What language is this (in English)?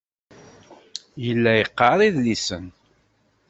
Kabyle